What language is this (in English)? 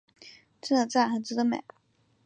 Chinese